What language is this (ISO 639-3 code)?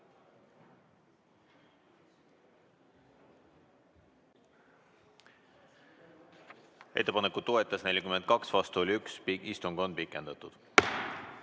est